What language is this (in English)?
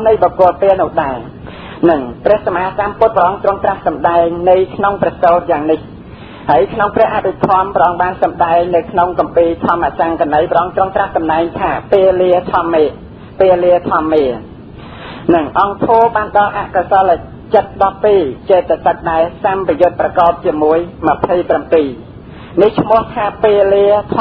Thai